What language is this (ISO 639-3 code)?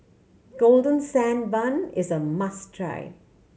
eng